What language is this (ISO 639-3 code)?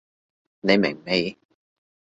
yue